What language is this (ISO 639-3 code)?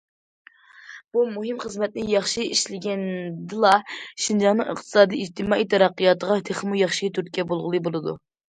uig